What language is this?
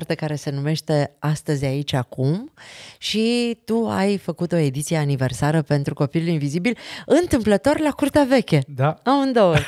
Romanian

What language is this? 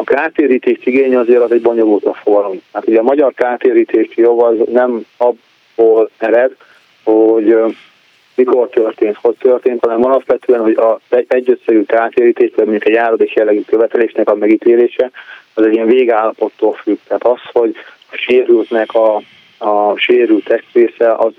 Hungarian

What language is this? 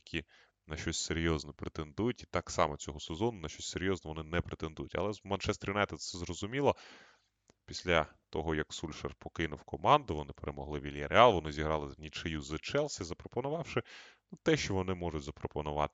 Ukrainian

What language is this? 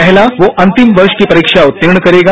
Hindi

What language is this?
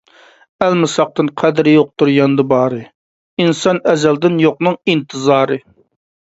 Uyghur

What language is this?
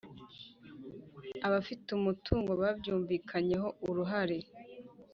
Kinyarwanda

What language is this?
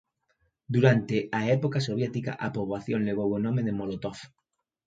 Galician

